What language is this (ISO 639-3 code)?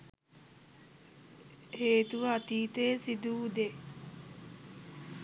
sin